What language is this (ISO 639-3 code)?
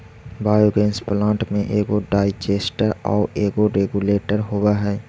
mag